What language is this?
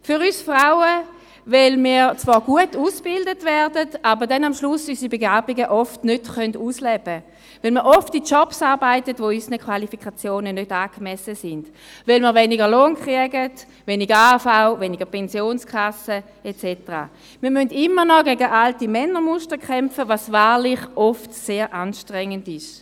Swiss German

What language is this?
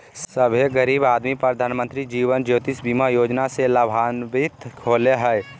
Magahi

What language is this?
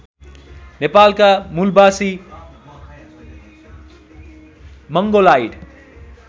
Nepali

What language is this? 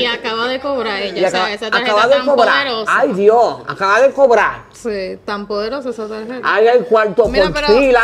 Spanish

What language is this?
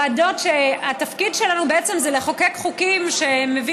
Hebrew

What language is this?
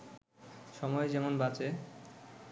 Bangla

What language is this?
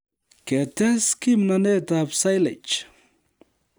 Kalenjin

